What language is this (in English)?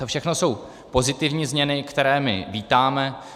Czech